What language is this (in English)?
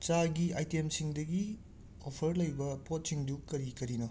Manipuri